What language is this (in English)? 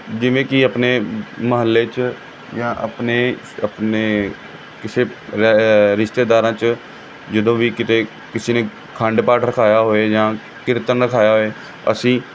Punjabi